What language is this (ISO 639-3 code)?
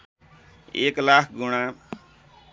nep